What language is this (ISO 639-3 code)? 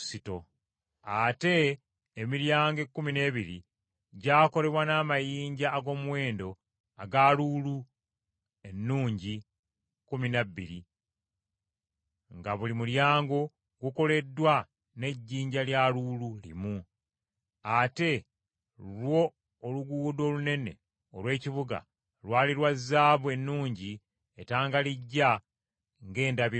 lug